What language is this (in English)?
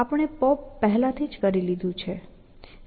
Gujarati